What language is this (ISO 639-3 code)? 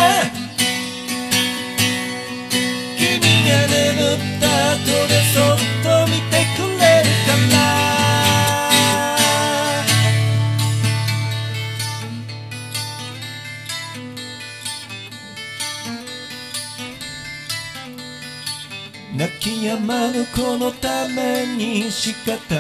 ara